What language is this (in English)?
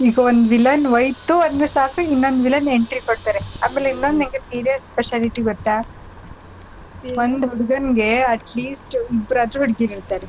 Kannada